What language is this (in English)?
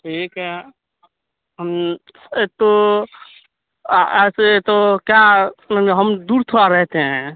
Urdu